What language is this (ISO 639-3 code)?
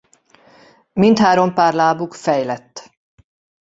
hun